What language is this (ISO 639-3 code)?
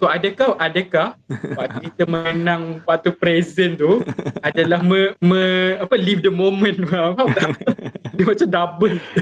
msa